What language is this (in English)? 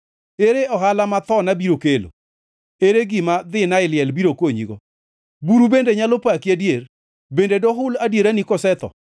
Luo (Kenya and Tanzania)